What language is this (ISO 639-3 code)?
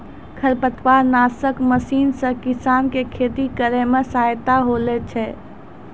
mai